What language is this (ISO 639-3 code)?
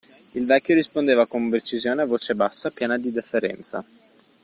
ita